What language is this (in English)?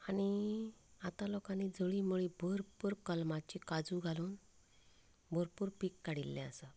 Konkani